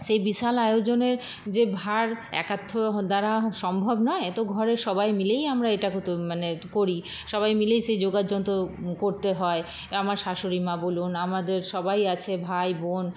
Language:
Bangla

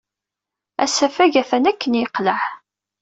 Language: Kabyle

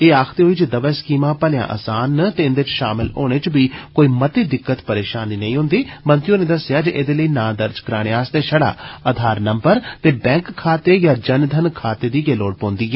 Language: Dogri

